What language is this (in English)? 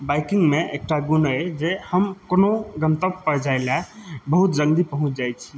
Maithili